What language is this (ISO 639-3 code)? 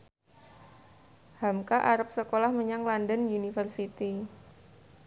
jav